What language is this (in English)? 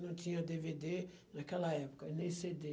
Portuguese